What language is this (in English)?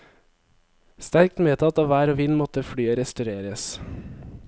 Norwegian